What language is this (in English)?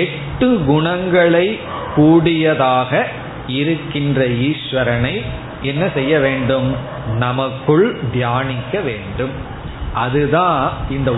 Tamil